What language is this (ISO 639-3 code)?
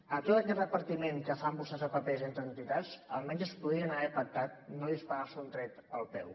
cat